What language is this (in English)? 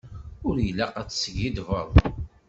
Kabyle